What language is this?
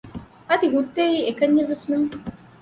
Divehi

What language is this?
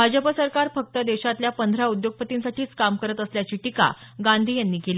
Marathi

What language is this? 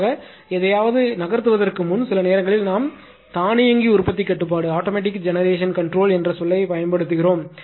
Tamil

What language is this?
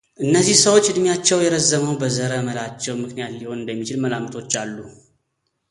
Amharic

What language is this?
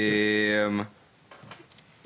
Hebrew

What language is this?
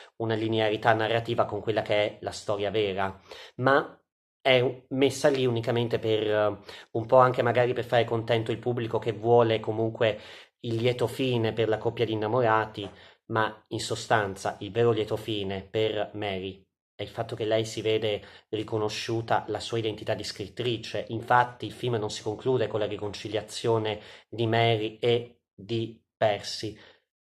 Italian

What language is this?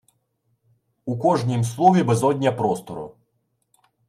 Ukrainian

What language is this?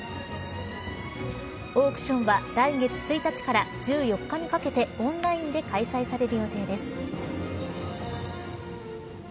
Japanese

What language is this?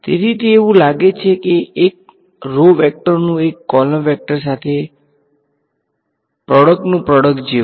Gujarati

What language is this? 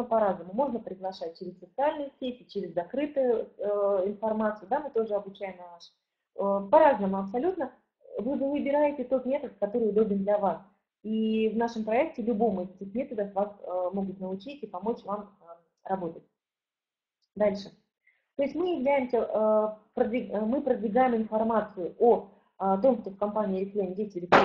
Russian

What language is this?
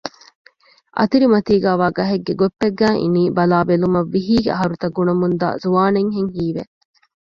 Divehi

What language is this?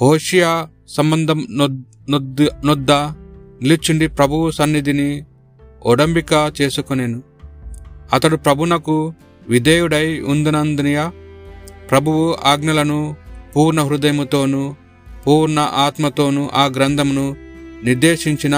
Telugu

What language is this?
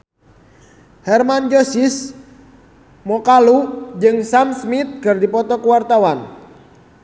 Sundanese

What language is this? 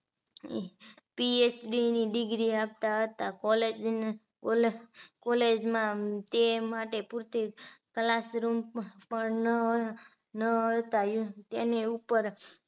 Gujarati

